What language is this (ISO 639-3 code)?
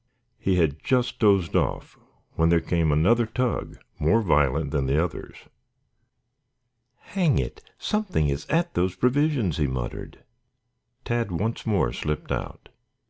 eng